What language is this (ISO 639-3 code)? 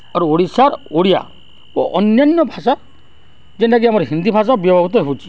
ori